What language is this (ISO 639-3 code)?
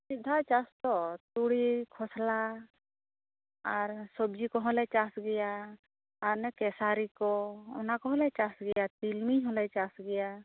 sat